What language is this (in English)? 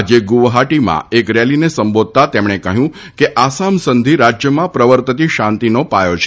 Gujarati